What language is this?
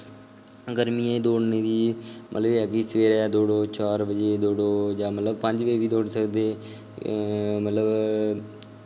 Dogri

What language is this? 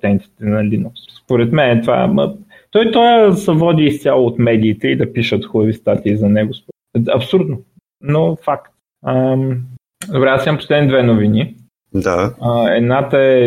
Bulgarian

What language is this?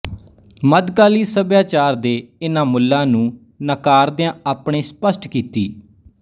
Punjabi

